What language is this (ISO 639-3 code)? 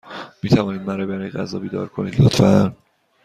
fas